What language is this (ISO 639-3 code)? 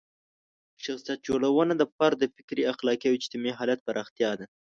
pus